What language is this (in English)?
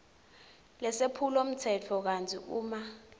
Swati